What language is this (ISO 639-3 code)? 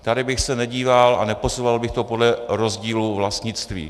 ces